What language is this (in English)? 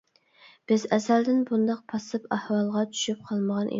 Uyghur